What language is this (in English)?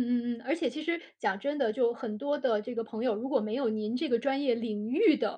Chinese